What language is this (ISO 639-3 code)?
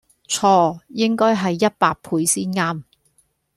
yue